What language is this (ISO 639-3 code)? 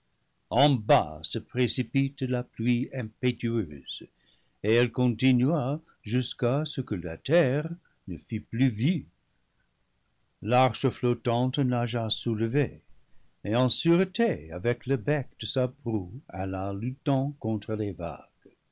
fra